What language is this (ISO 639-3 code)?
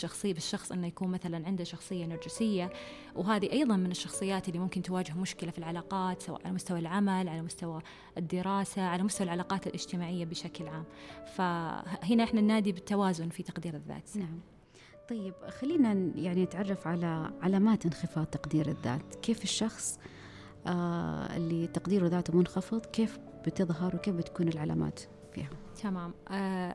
ara